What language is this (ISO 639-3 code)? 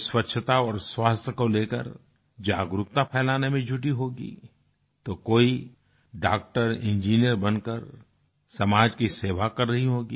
hin